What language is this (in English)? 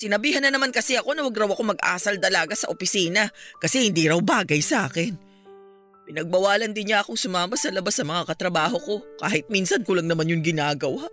Filipino